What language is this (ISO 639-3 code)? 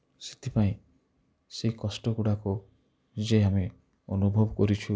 ori